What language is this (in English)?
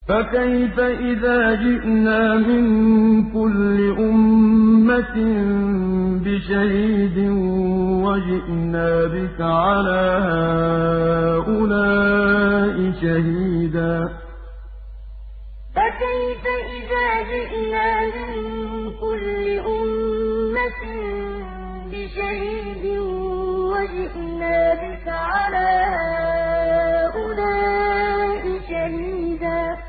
Arabic